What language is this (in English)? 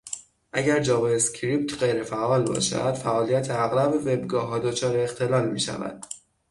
Persian